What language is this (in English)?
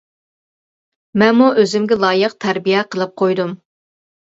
Uyghur